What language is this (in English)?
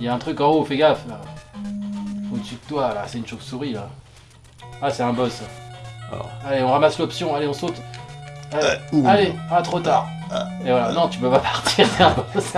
French